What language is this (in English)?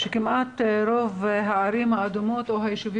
Hebrew